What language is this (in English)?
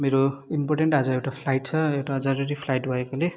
Nepali